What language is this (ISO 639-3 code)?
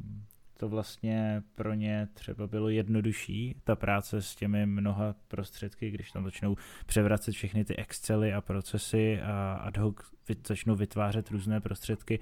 ces